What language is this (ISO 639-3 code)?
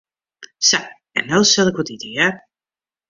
fry